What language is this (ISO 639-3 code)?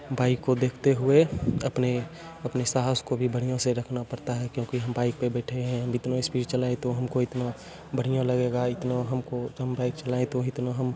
hin